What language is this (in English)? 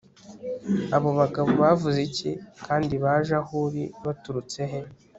Kinyarwanda